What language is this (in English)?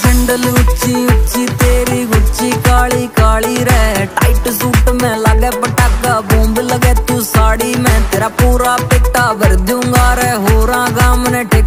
Arabic